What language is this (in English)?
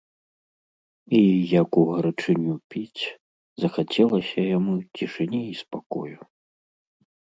Belarusian